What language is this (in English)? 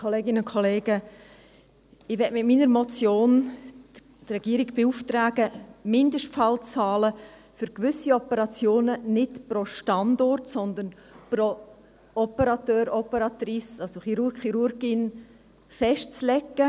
Swiss German